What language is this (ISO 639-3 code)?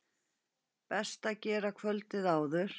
isl